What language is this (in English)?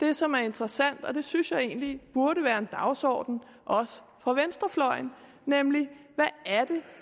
Danish